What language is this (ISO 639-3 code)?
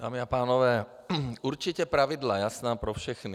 ces